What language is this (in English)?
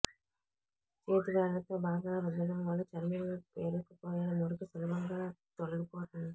Telugu